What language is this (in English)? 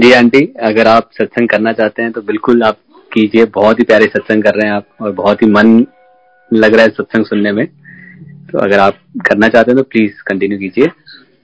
Hindi